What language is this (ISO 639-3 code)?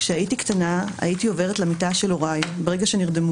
heb